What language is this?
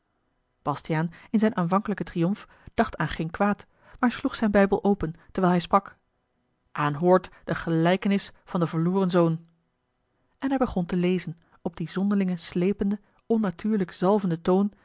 Dutch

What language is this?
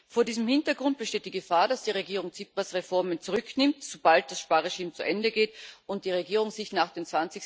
German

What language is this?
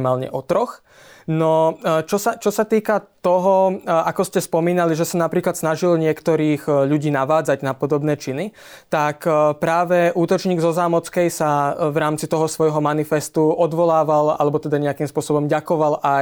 Slovak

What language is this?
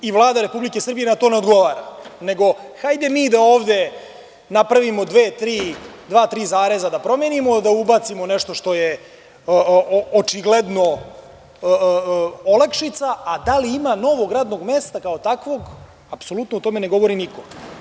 Serbian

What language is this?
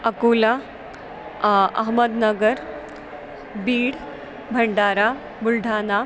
Sanskrit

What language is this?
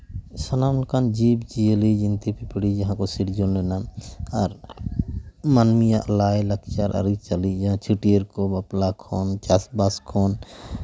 Santali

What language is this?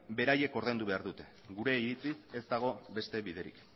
Basque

